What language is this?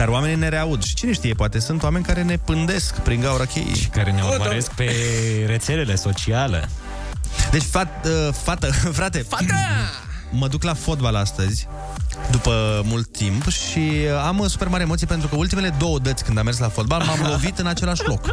Romanian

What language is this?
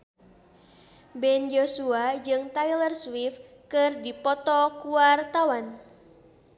Sundanese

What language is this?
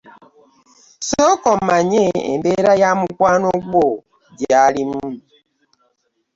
Ganda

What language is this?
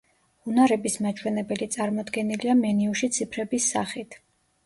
Georgian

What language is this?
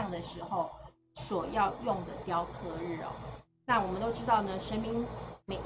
Chinese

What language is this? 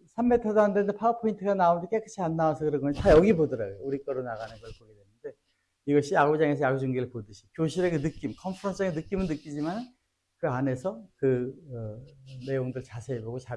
Korean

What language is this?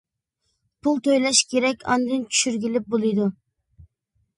Uyghur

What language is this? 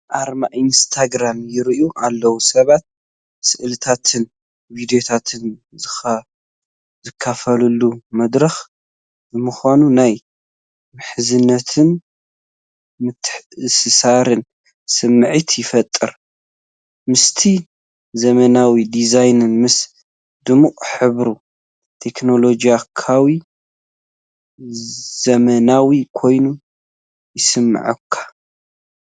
Tigrinya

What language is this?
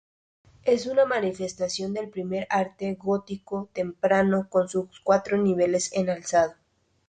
Spanish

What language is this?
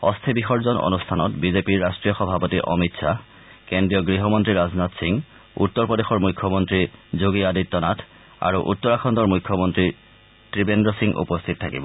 Assamese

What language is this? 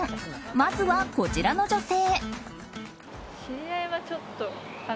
Japanese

